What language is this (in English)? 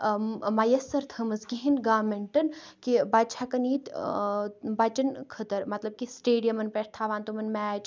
Kashmiri